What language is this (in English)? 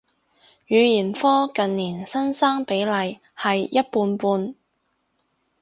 Cantonese